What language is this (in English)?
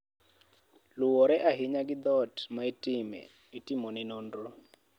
Luo (Kenya and Tanzania)